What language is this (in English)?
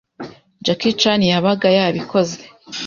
Kinyarwanda